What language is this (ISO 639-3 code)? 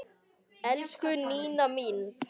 isl